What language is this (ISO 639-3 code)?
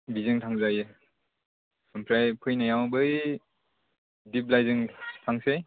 brx